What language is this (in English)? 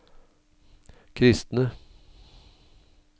Norwegian